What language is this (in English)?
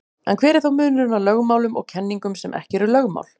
Icelandic